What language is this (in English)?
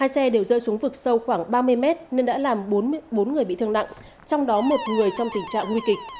Vietnamese